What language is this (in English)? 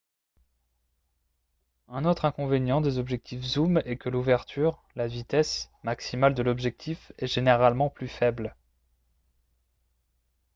French